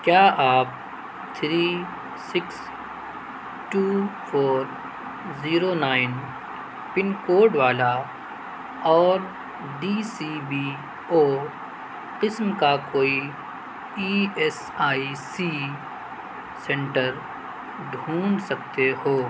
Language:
Urdu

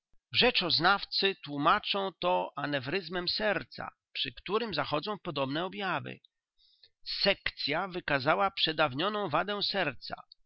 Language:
Polish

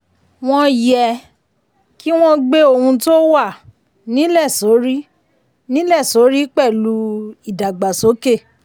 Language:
Yoruba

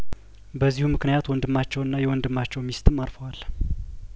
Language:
Amharic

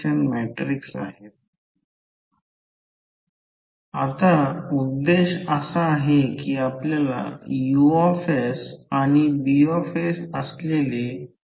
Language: Marathi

